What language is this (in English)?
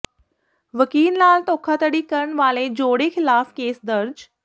Punjabi